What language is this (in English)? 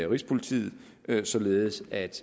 Danish